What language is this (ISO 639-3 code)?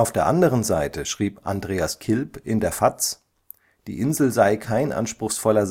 deu